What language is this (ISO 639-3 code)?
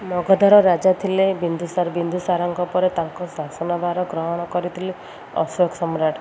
ori